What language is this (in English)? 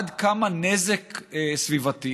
Hebrew